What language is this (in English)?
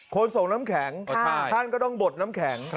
Thai